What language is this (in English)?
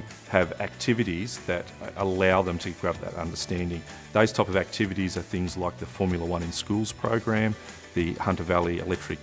English